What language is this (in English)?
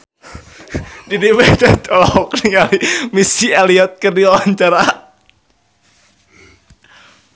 Sundanese